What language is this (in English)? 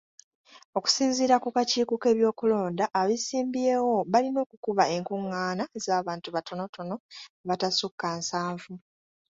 Ganda